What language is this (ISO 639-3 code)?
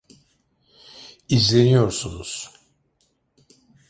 tur